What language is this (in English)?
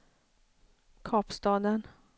Swedish